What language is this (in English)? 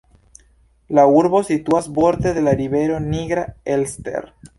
Esperanto